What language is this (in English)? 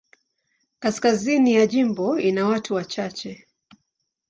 Swahili